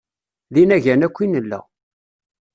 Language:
Kabyle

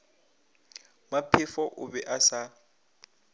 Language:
Northern Sotho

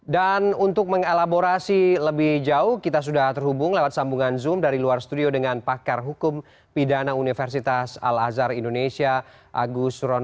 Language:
Indonesian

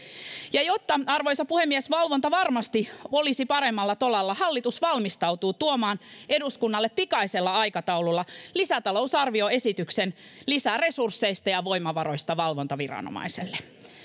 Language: Finnish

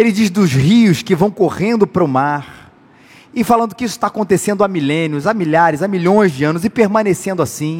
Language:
Portuguese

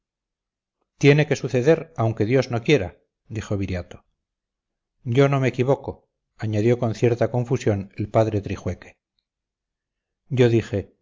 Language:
Spanish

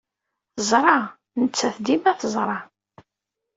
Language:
Kabyle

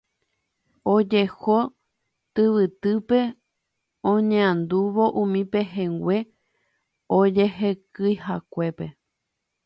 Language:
Guarani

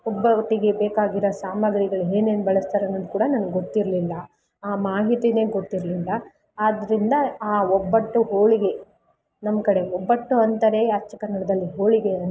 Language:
Kannada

